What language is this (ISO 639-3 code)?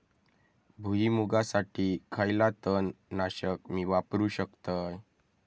mar